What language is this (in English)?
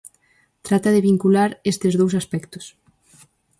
Galician